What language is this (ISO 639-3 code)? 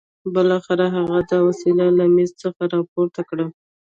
pus